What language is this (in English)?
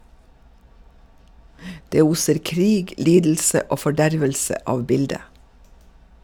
Norwegian